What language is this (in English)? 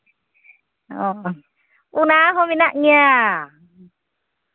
Santali